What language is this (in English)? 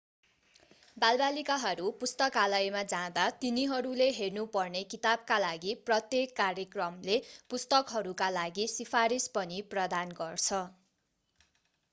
Nepali